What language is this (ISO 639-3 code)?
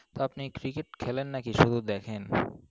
ben